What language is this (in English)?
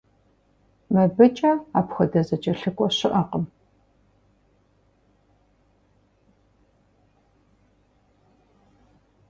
Kabardian